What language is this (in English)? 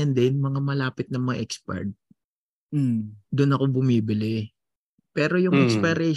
Filipino